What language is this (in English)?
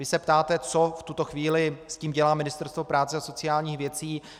Czech